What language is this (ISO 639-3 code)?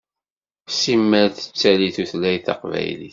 kab